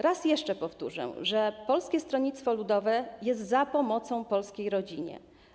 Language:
Polish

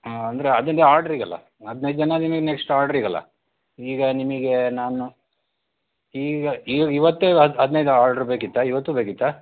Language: Kannada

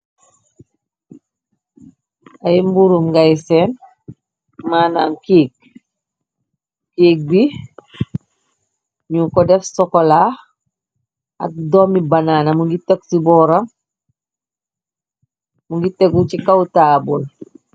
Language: Wolof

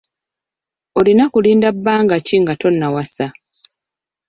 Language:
Ganda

